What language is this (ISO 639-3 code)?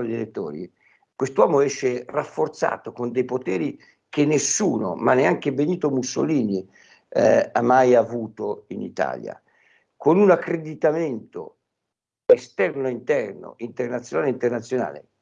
ita